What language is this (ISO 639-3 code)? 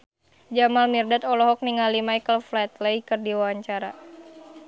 sun